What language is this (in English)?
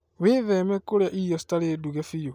Kikuyu